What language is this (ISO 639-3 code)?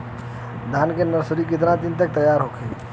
bho